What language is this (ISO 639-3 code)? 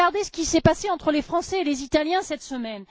fra